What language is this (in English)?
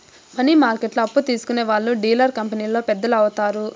Telugu